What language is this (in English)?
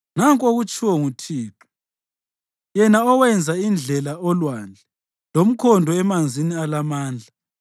North Ndebele